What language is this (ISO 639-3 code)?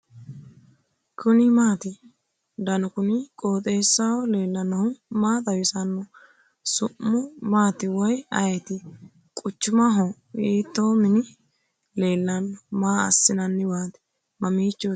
sid